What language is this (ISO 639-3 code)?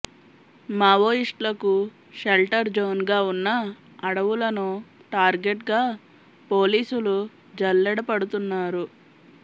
tel